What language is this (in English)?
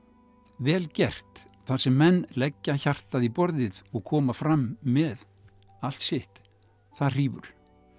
Icelandic